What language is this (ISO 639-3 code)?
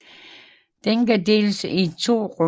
dan